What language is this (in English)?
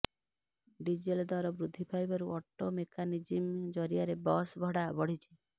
Odia